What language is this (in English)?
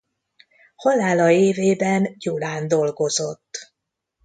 Hungarian